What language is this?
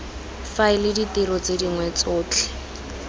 Tswana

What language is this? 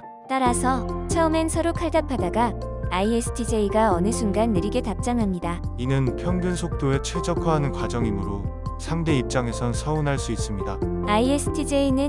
Korean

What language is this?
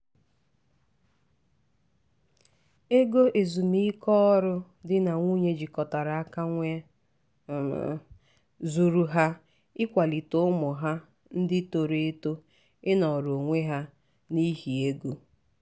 Igbo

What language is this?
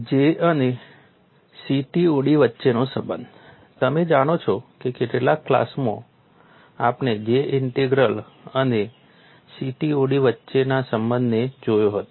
Gujarati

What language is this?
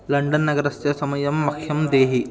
Sanskrit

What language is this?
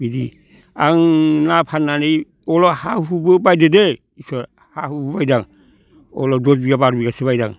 Bodo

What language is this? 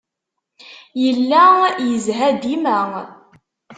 Kabyle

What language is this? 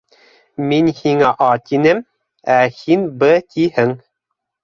Bashkir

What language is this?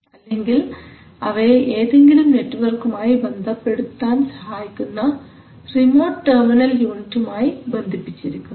Malayalam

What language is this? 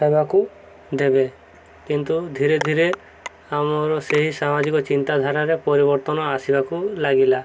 Odia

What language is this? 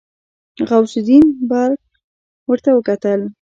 Pashto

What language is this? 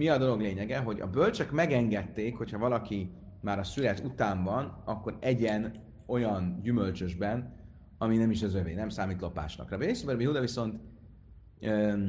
Hungarian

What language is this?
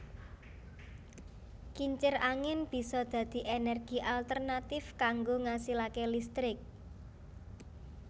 Javanese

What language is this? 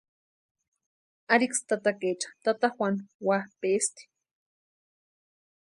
Western Highland Purepecha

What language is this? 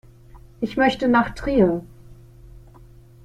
German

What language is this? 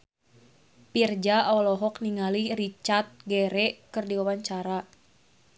Sundanese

